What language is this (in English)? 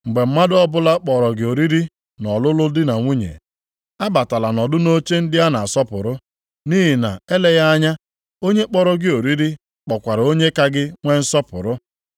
Igbo